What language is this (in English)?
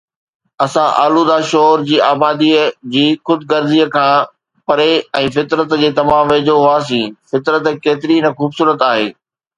Sindhi